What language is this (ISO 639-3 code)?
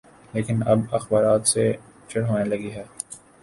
urd